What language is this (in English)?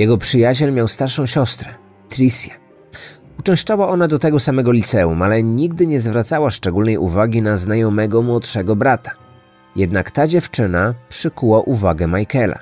Polish